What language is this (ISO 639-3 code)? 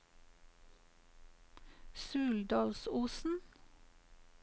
nor